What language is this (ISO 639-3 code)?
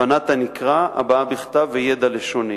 heb